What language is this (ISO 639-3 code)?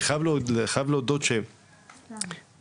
heb